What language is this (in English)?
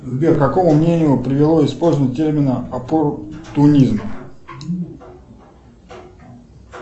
Russian